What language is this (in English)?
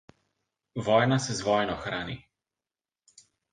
Slovenian